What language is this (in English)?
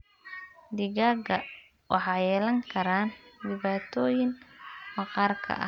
Somali